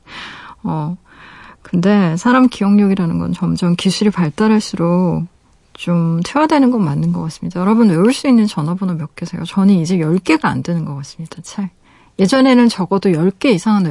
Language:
Korean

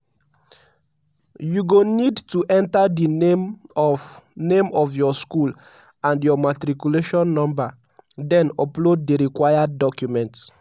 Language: Nigerian Pidgin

